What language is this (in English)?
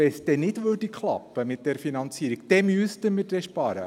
Swiss German